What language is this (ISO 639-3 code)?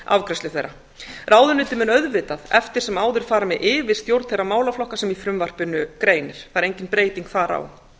isl